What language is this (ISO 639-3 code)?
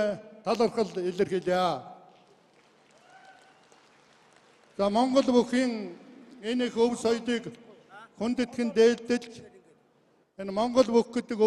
tur